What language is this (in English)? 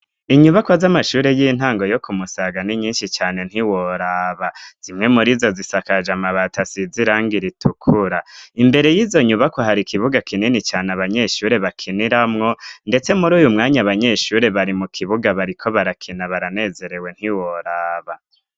Rundi